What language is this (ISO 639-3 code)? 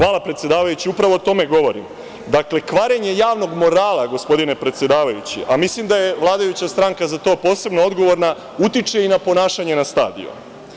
srp